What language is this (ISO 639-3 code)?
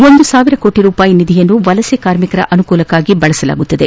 kan